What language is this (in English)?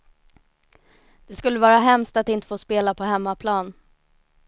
Swedish